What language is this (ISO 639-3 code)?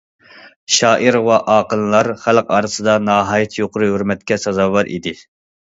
uig